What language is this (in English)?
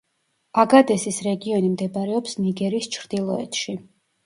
Georgian